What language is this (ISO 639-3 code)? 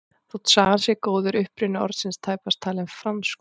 isl